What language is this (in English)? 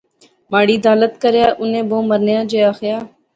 Pahari-Potwari